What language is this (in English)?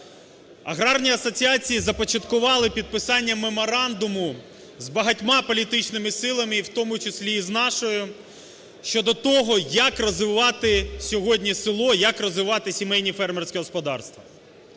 Ukrainian